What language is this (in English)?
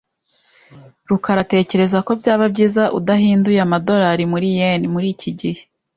Kinyarwanda